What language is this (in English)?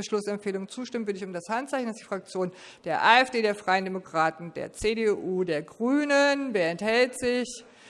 German